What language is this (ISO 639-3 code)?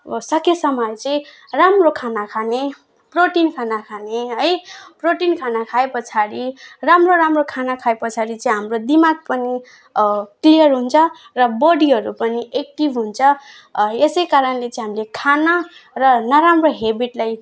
nep